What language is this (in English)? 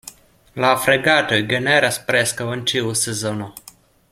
Esperanto